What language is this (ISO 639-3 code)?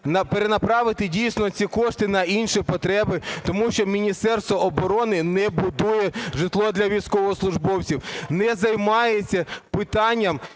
ukr